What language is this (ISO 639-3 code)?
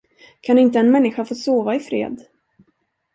swe